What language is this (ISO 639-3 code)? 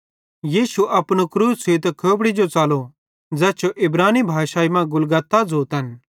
bhd